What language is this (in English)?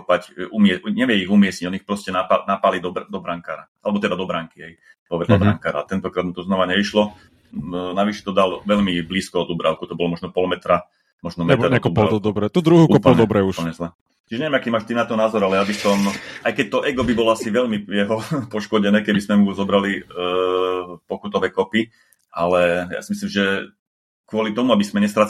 Slovak